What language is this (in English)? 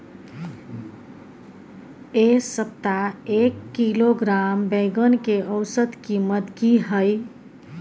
Maithili